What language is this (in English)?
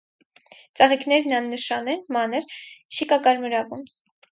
Armenian